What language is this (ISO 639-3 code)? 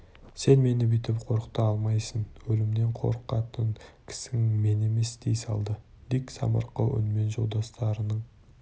kaz